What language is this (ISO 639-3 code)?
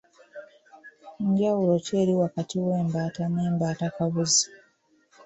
lug